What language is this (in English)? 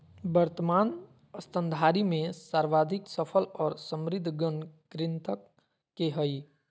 Magahi